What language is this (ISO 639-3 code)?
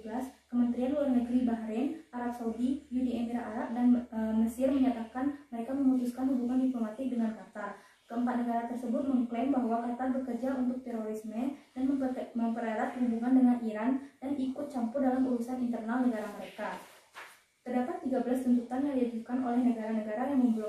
ind